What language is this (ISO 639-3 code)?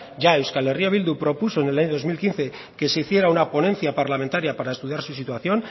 spa